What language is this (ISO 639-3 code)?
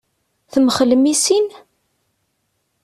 kab